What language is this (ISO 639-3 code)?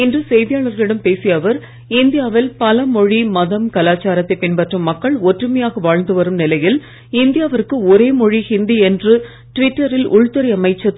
tam